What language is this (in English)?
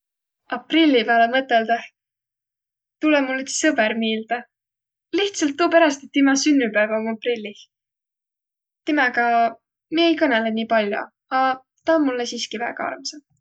Võro